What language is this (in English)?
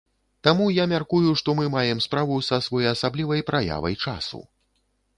Belarusian